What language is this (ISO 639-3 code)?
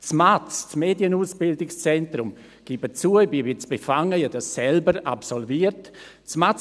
gsw